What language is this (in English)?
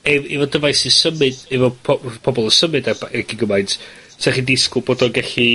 Welsh